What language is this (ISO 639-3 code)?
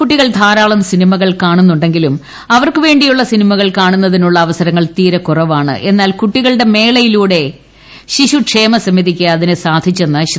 mal